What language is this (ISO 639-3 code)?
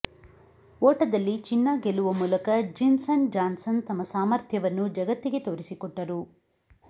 kan